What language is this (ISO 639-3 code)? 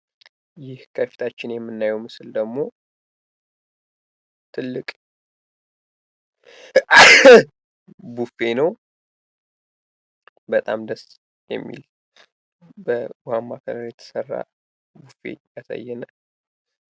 amh